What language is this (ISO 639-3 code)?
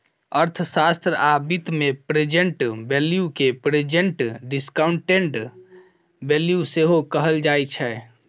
mai